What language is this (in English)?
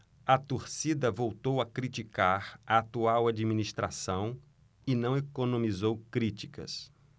Portuguese